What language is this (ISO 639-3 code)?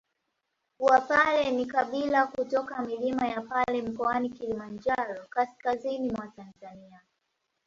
swa